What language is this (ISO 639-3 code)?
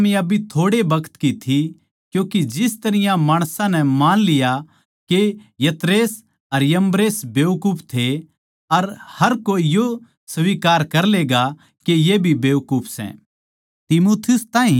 bgc